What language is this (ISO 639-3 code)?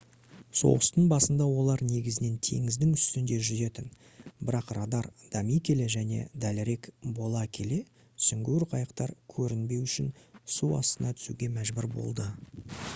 kaz